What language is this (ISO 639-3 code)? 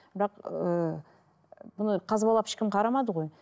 kaz